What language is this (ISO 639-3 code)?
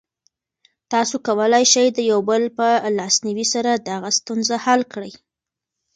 pus